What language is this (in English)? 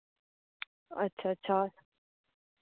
Dogri